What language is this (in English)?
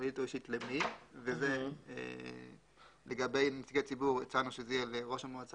Hebrew